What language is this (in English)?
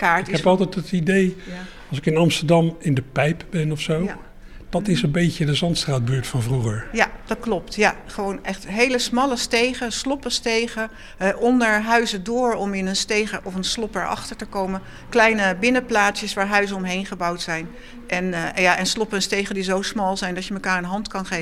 Dutch